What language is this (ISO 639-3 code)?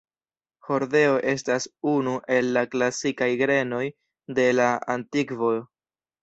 epo